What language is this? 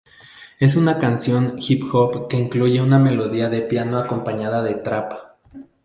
Spanish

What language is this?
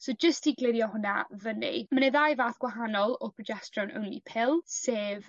Welsh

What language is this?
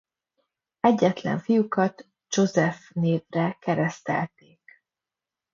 Hungarian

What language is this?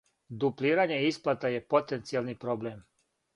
Serbian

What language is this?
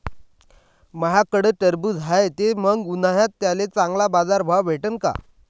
Marathi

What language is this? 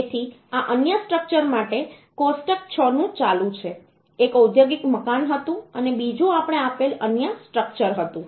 Gujarati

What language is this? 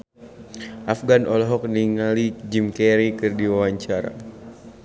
Sundanese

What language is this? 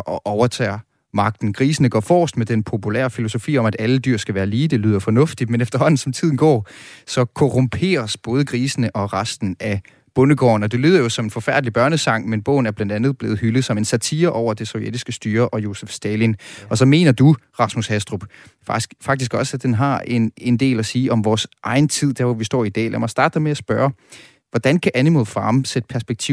Danish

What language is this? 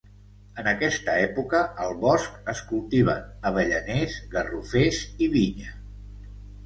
Catalan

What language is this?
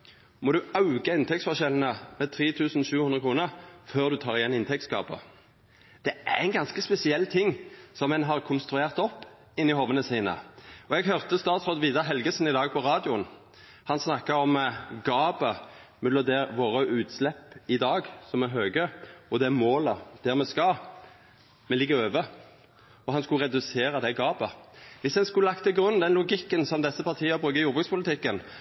Norwegian Nynorsk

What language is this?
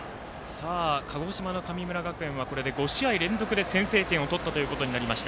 Japanese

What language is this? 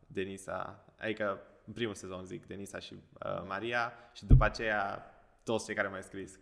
Romanian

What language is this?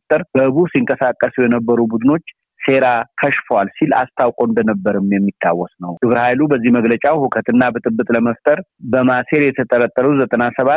Amharic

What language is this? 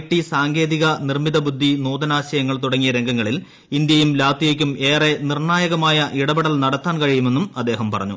Malayalam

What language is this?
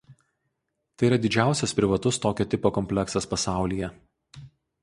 Lithuanian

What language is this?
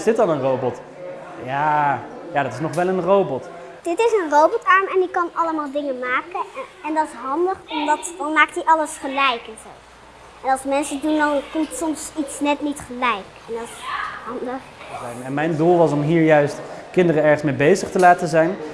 Dutch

